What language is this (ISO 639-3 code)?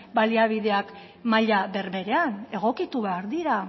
eus